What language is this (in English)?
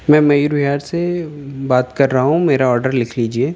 Urdu